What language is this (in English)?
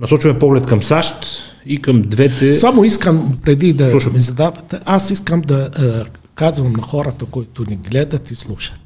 Bulgarian